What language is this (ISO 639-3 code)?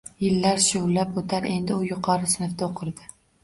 uzb